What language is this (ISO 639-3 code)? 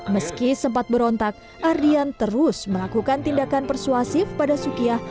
ind